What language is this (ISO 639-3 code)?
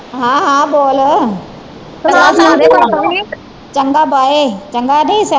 pan